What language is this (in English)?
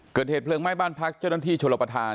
Thai